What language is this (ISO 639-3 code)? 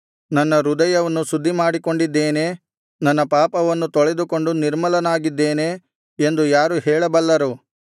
kan